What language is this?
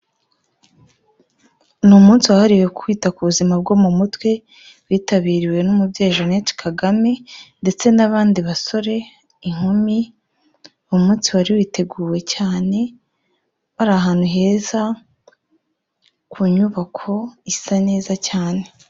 Kinyarwanda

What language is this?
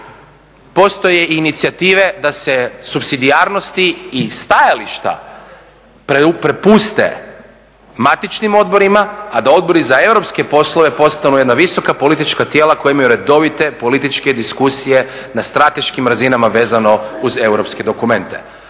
Croatian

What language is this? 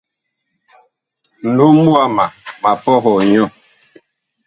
Bakoko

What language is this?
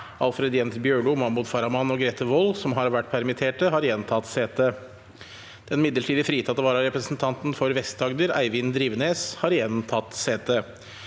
Norwegian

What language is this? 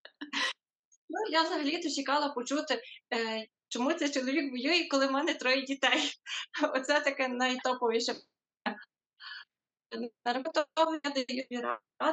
Ukrainian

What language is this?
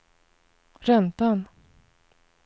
Swedish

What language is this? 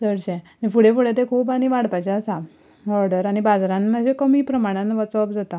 Konkani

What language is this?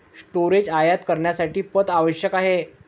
Marathi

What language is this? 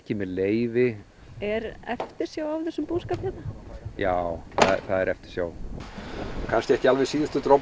Icelandic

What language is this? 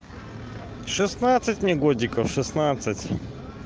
Russian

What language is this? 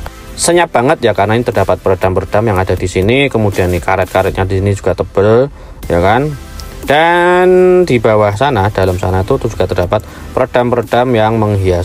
Indonesian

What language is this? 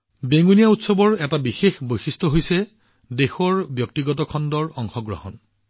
Assamese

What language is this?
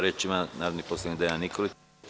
Serbian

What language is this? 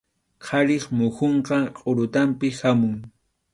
Arequipa-La Unión Quechua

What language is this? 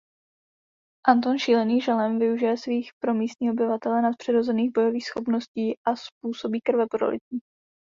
Czech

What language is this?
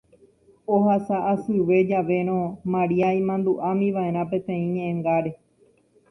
Guarani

